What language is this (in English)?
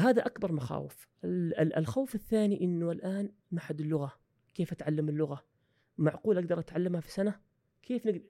Arabic